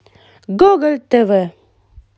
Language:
Russian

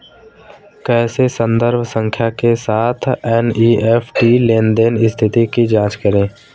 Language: Hindi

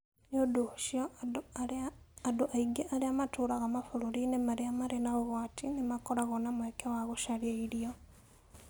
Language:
Kikuyu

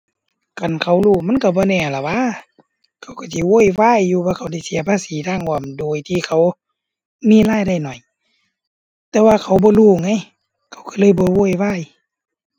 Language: Thai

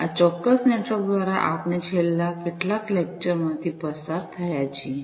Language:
Gujarati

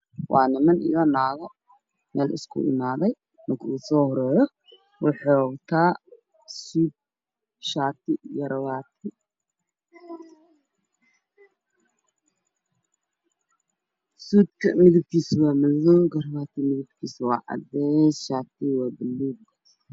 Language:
Somali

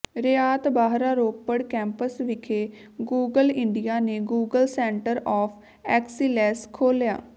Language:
Punjabi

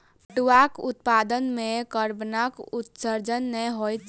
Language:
Maithili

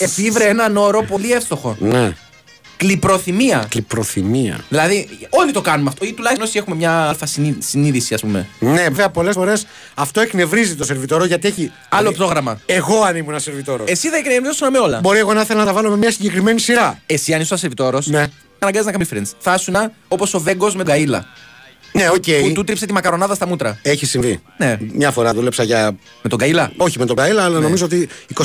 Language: Greek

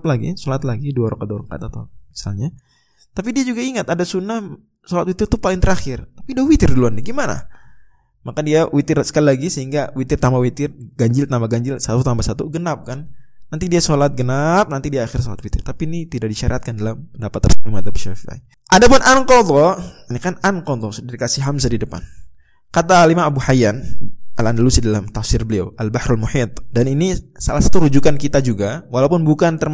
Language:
Indonesian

